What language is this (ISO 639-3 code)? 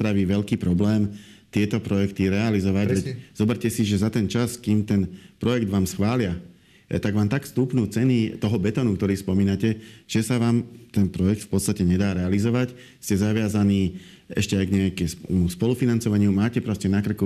slk